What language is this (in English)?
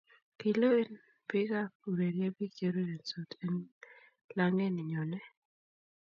Kalenjin